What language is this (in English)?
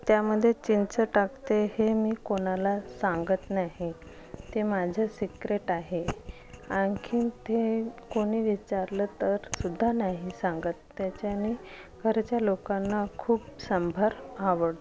Marathi